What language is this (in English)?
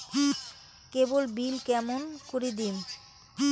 Bangla